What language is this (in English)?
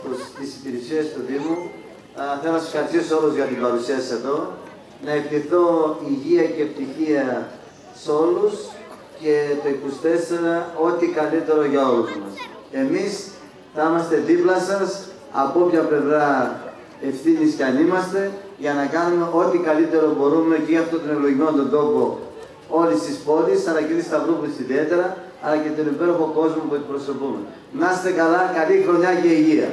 Greek